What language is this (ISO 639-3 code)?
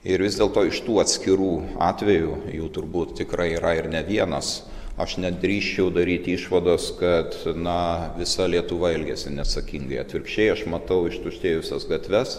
lit